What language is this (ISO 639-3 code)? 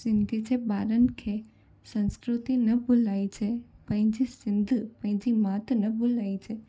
snd